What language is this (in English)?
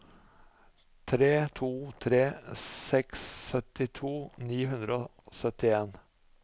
Norwegian